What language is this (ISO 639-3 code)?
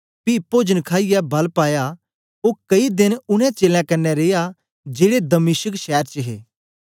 doi